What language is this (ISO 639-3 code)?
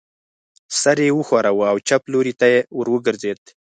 pus